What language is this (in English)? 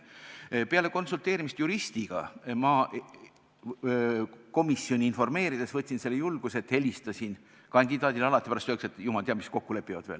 Estonian